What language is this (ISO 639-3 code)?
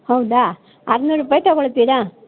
kan